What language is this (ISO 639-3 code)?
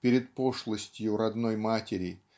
rus